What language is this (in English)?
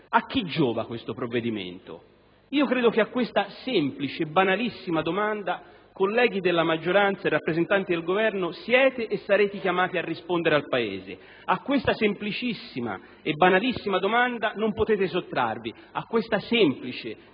Italian